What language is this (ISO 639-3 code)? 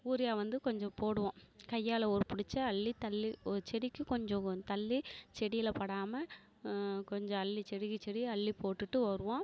tam